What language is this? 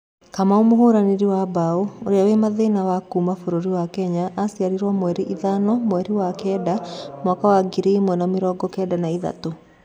Kikuyu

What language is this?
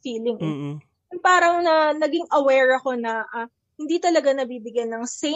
Filipino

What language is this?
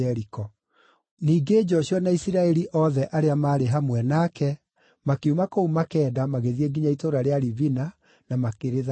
Kikuyu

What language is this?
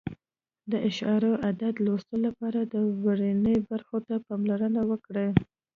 Pashto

